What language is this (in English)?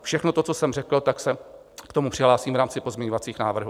Czech